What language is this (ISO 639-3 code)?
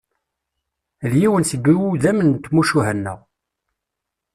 kab